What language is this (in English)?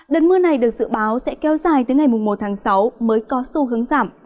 Vietnamese